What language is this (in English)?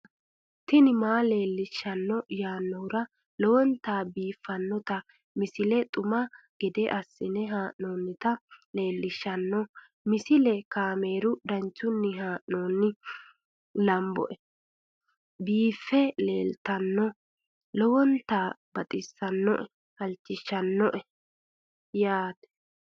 Sidamo